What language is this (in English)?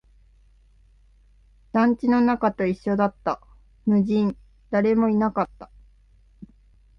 Japanese